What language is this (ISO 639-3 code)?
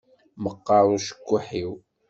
kab